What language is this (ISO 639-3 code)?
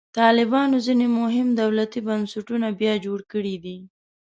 pus